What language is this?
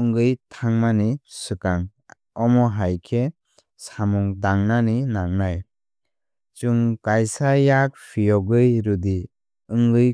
Kok Borok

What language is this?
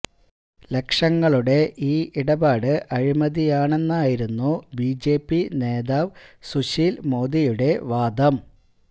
Malayalam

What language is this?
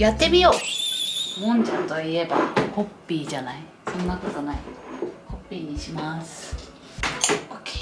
Japanese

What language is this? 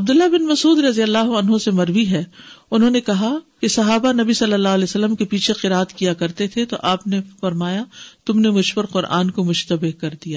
Urdu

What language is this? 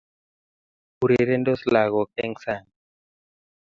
Kalenjin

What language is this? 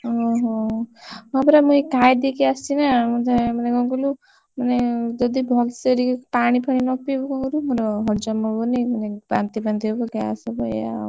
Odia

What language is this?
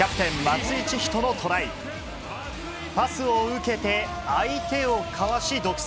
Japanese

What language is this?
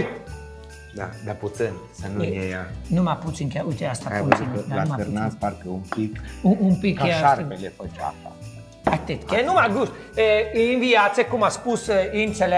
Romanian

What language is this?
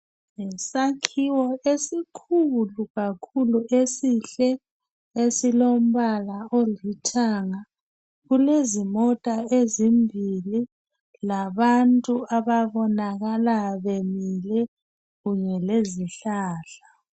North Ndebele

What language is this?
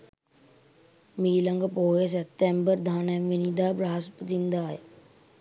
Sinhala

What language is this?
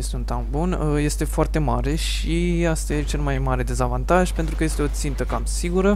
Romanian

